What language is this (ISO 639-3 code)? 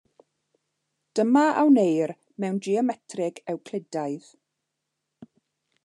cym